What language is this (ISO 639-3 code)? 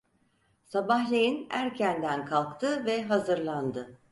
tur